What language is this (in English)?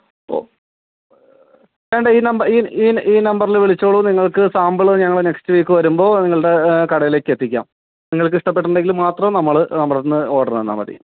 Malayalam